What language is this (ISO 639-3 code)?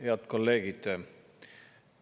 est